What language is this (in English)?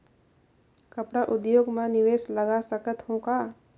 Chhattisgarhi